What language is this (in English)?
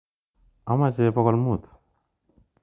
Kalenjin